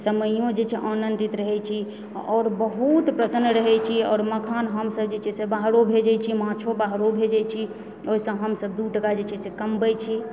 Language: Maithili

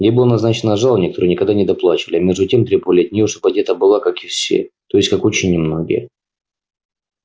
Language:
Russian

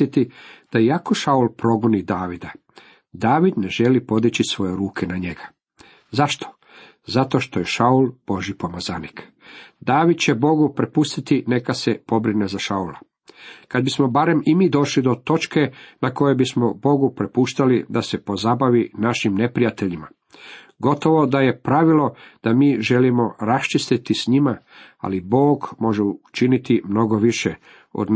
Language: Croatian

